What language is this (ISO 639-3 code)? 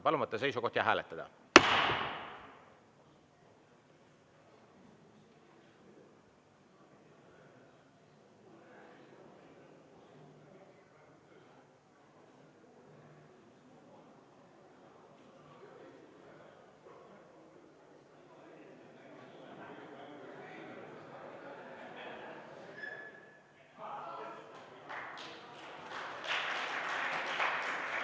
est